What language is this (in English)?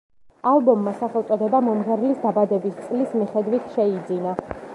Georgian